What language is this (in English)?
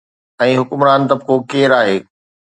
Sindhi